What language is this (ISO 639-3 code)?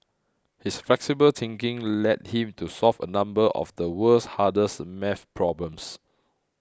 eng